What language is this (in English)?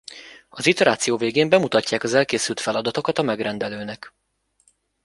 Hungarian